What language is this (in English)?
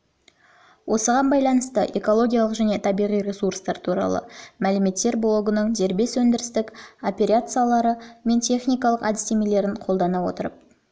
Kazakh